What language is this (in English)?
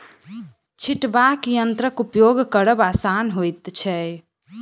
Maithili